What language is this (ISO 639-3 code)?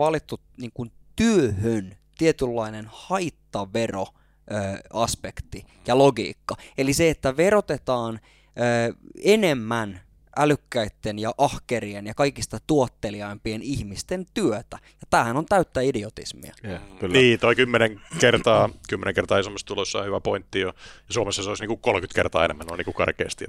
fin